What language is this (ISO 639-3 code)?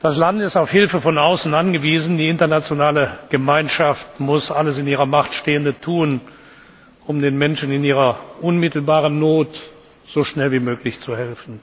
deu